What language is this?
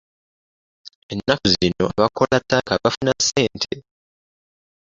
Ganda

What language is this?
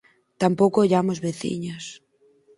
Galician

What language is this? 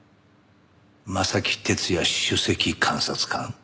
Japanese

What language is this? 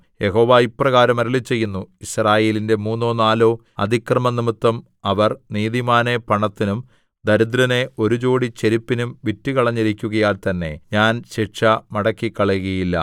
Malayalam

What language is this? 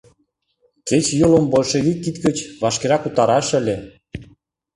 Mari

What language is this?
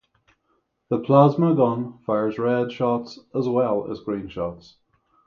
English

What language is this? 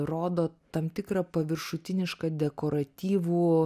Lithuanian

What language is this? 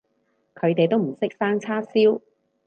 Cantonese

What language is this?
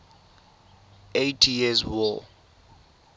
Tswana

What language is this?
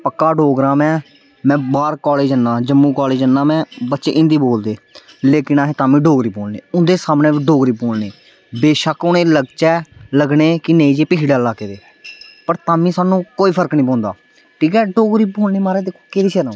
Dogri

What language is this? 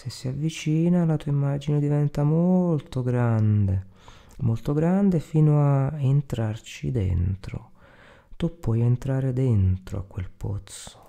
Italian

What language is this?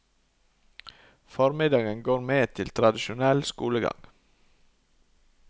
Norwegian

